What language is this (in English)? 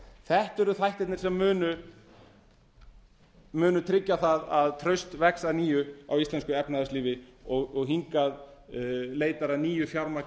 Icelandic